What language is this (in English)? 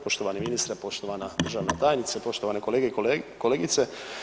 Croatian